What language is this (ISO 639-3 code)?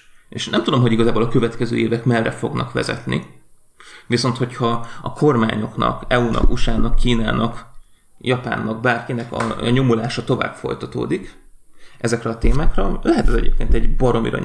hun